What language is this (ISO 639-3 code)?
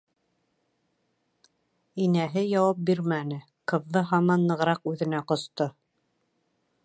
bak